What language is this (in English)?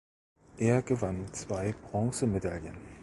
German